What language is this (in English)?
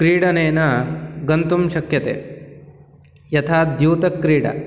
Sanskrit